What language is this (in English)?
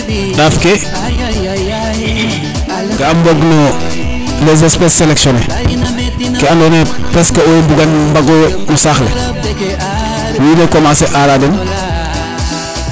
Serer